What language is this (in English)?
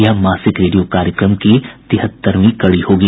Hindi